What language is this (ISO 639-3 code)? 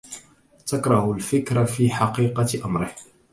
ara